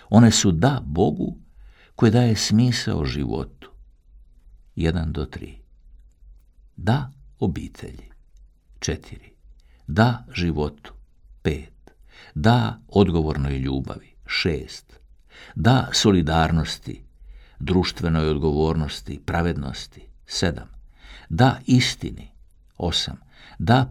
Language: Croatian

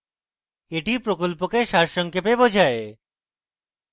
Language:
Bangla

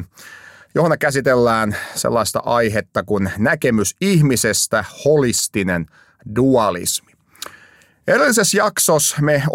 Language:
Finnish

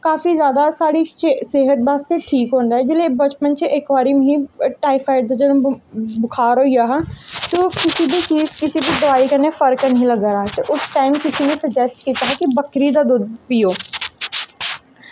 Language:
Dogri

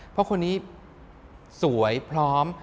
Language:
Thai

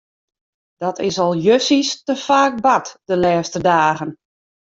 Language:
Western Frisian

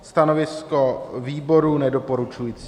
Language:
Czech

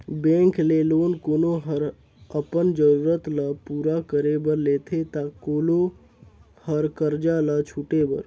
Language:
Chhattisgarhi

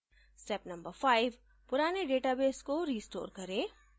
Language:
Hindi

